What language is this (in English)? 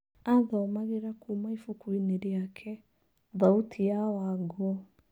Kikuyu